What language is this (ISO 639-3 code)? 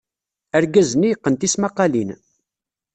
kab